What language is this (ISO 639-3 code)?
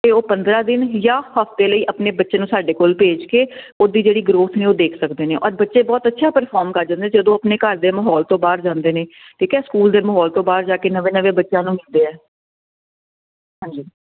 pan